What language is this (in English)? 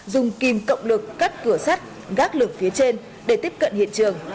Vietnamese